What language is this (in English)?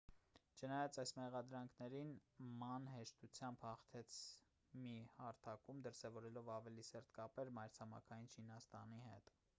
Armenian